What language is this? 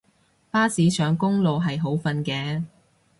Cantonese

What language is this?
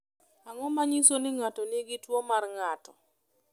Luo (Kenya and Tanzania)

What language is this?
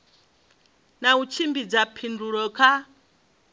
Venda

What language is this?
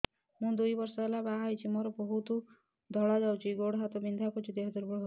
Odia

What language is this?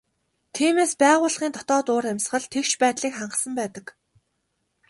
Mongolian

